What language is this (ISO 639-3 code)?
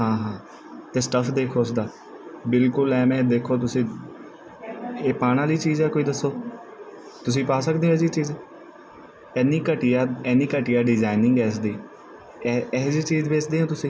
pan